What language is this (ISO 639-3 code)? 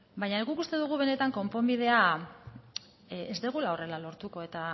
eus